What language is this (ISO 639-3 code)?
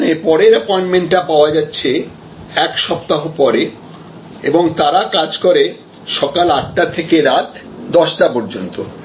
ben